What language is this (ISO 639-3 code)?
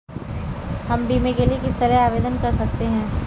hin